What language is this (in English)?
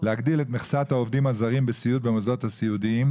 Hebrew